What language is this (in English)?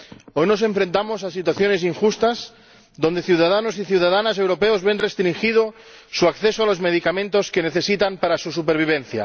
Spanish